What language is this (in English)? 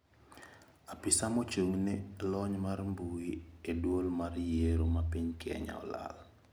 Luo (Kenya and Tanzania)